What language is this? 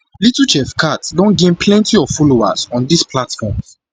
Nigerian Pidgin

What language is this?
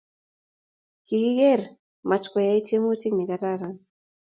Kalenjin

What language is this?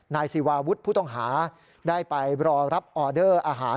Thai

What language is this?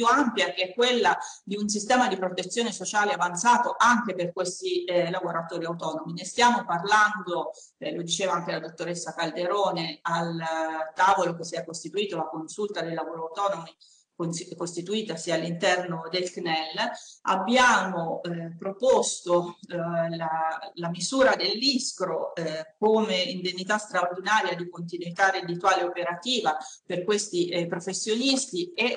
Italian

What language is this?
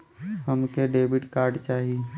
Bhojpuri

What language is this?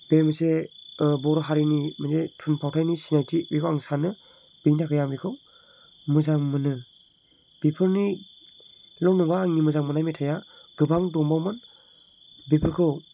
Bodo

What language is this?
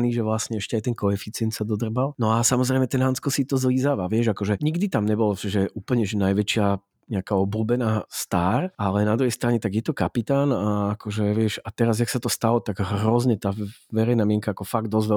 Slovak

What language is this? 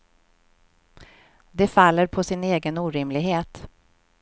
Swedish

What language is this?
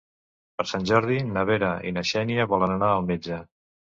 Catalan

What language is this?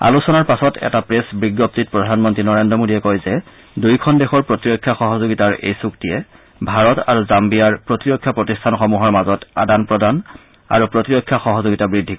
Assamese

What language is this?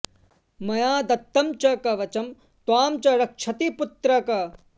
Sanskrit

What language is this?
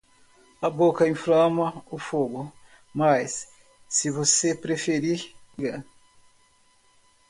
Portuguese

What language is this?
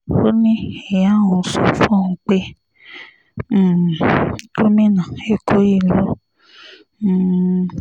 Yoruba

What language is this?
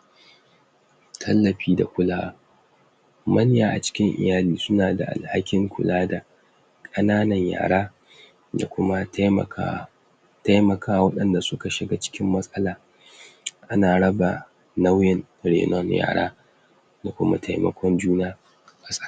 Hausa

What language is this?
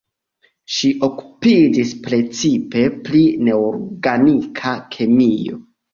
Esperanto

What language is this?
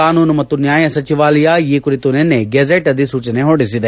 Kannada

